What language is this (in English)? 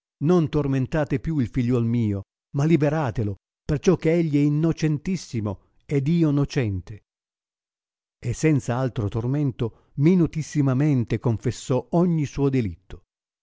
Italian